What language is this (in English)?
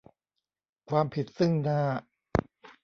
Thai